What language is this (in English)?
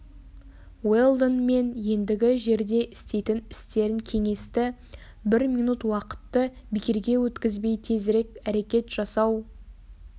Kazakh